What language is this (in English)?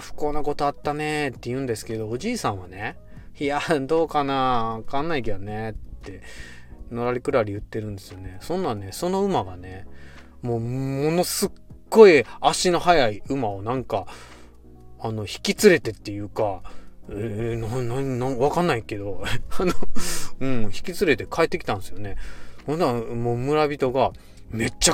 Japanese